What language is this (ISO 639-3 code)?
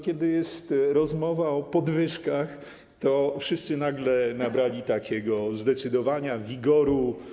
pol